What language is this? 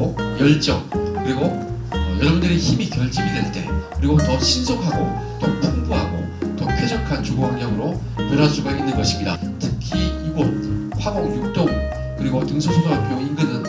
Korean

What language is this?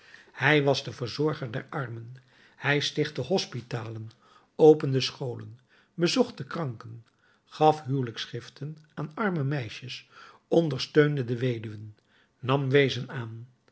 Dutch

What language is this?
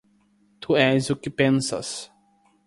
Portuguese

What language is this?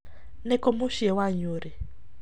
Kikuyu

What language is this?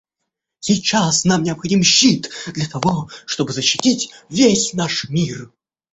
Russian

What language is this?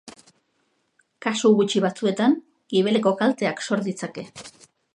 Basque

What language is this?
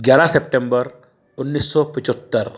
Hindi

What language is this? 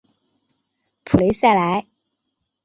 Chinese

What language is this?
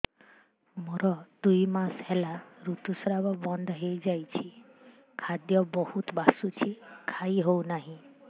Odia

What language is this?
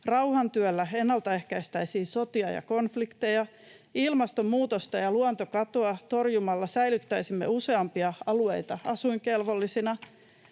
Finnish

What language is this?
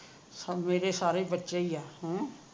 Punjabi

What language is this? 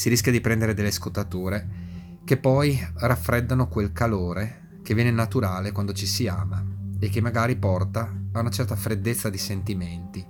Italian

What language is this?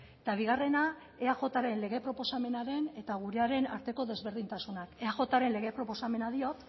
Basque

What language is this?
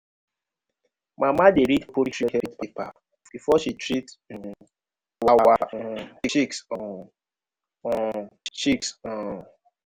Nigerian Pidgin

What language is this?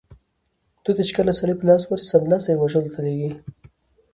Pashto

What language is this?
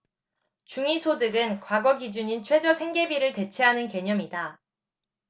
Korean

